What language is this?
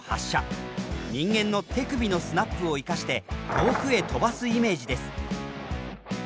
Japanese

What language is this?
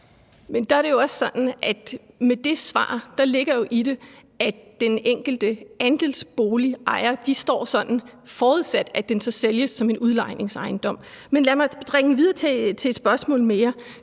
Danish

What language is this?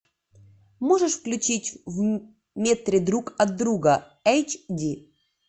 Russian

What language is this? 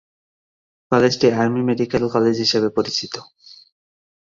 Bangla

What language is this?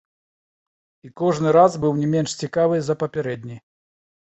Belarusian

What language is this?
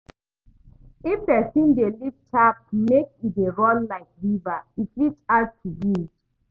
Nigerian Pidgin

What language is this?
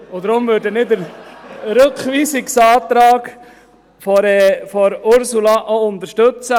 Swiss German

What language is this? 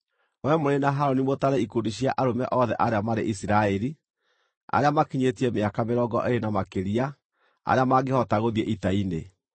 Kikuyu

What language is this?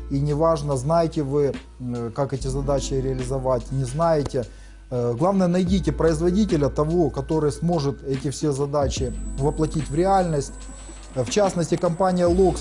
Russian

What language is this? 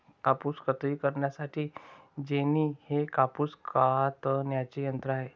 Marathi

